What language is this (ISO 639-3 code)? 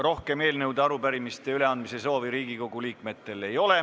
est